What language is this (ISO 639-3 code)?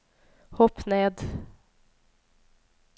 nor